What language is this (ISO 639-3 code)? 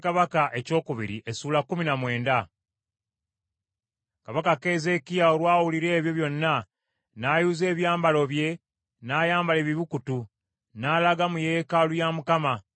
lug